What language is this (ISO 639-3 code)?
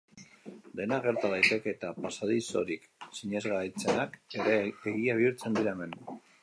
eus